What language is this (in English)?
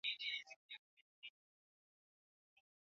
Swahili